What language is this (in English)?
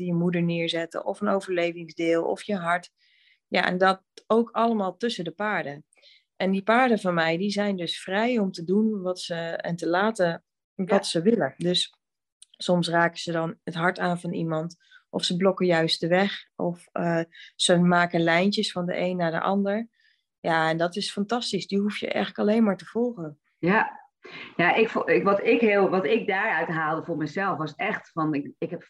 Dutch